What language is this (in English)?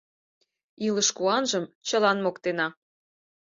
Mari